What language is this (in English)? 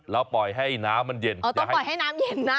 Thai